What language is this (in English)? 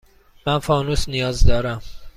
Persian